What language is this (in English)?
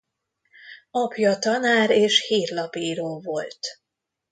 Hungarian